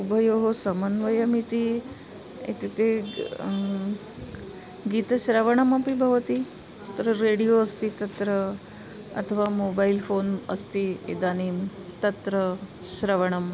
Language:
Sanskrit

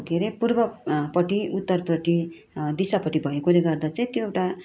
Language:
Nepali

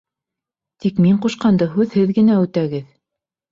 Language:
Bashkir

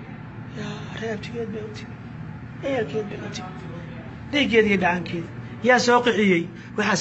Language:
Arabic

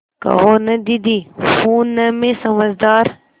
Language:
Hindi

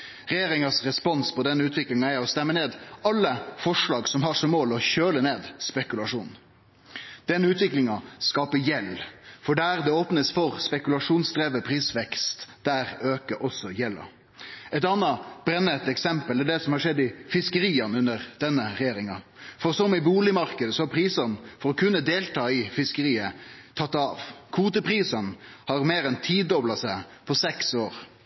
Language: Norwegian Nynorsk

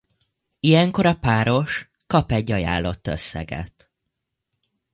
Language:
Hungarian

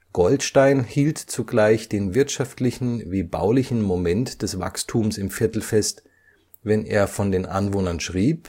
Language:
German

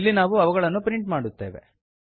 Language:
Kannada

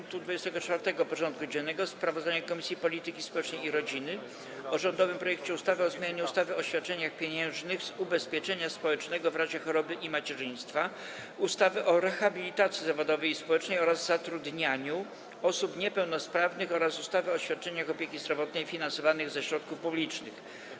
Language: Polish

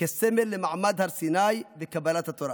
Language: Hebrew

